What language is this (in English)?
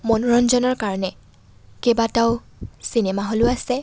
Assamese